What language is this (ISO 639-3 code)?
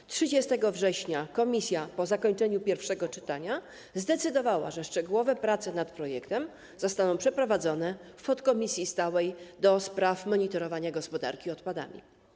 pol